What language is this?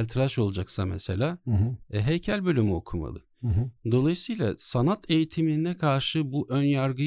Turkish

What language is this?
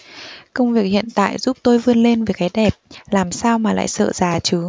Vietnamese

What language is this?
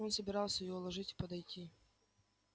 Russian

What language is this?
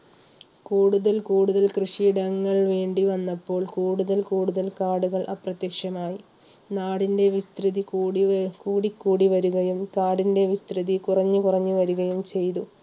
Malayalam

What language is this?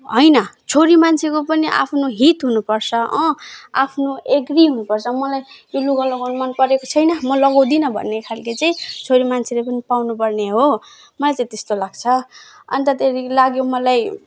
Nepali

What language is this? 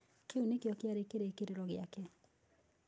Kikuyu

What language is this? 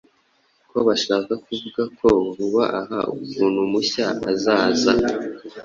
Kinyarwanda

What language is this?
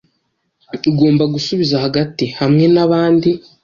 Kinyarwanda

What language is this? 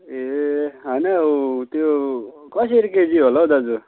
Nepali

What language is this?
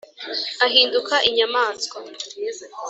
Kinyarwanda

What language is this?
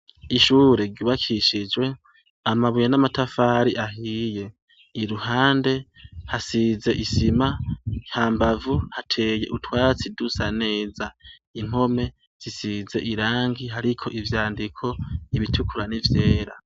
Rundi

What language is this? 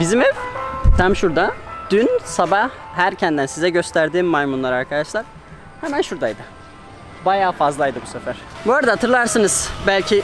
Turkish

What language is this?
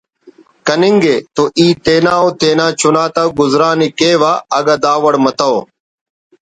Brahui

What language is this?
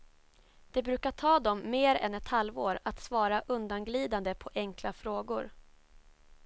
Swedish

